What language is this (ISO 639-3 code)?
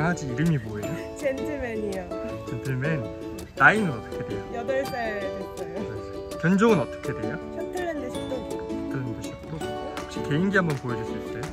kor